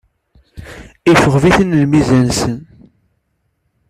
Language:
Kabyle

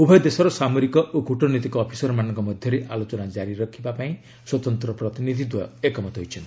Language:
Odia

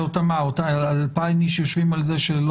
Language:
Hebrew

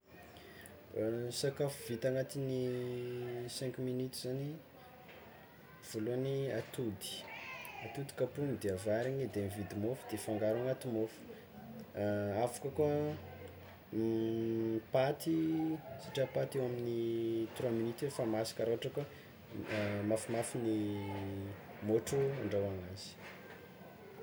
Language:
Tsimihety Malagasy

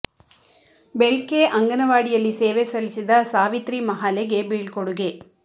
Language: Kannada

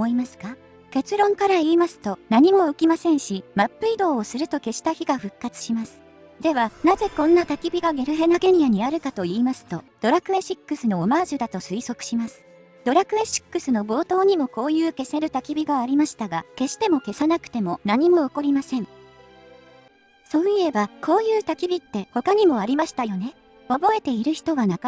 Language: Japanese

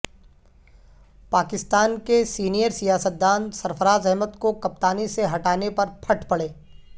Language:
Urdu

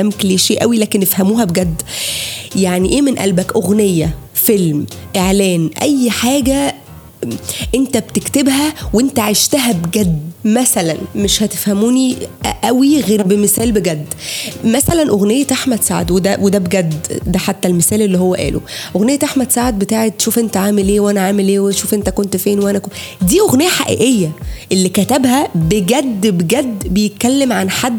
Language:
Arabic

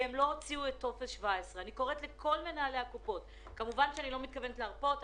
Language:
Hebrew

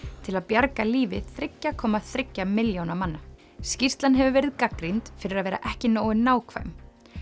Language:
Icelandic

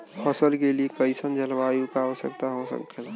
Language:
Bhojpuri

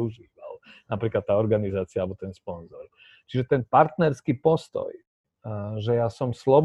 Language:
Slovak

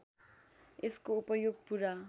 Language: Nepali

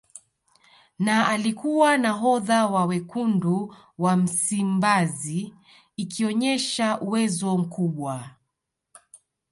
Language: Swahili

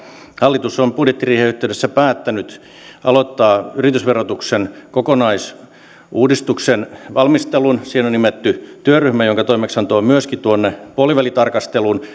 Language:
Finnish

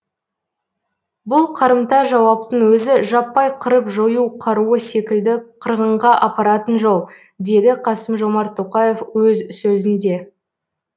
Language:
Kazakh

